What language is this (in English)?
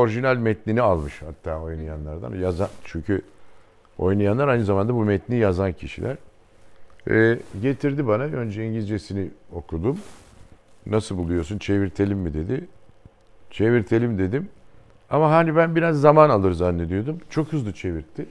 Turkish